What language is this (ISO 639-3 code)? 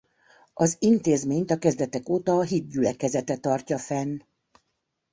hun